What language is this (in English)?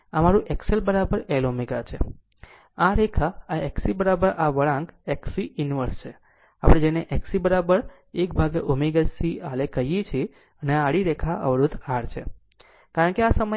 Gujarati